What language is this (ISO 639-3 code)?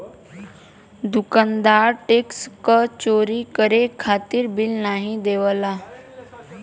bho